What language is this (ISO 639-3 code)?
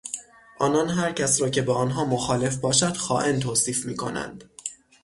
fas